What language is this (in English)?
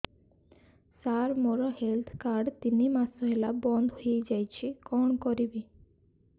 Odia